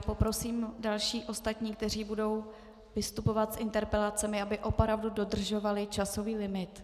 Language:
Czech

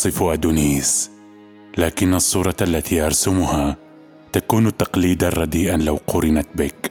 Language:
Arabic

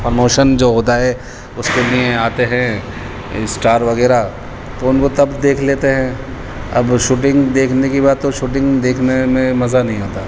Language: Urdu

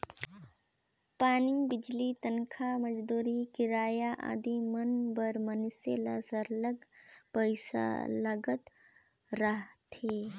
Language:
Chhattisgarhi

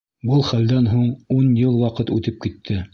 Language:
Bashkir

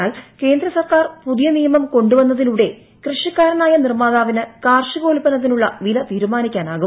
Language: Malayalam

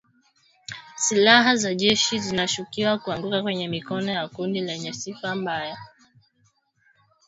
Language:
Swahili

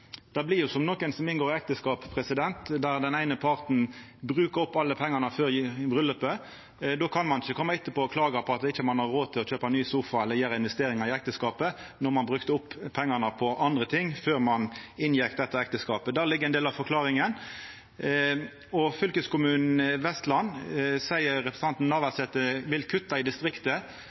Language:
Norwegian Nynorsk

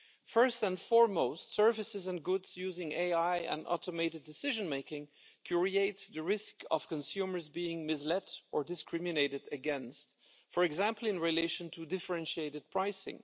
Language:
English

